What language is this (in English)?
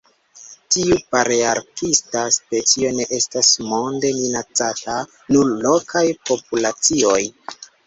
Esperanto